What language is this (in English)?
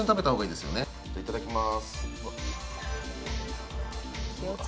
Japanese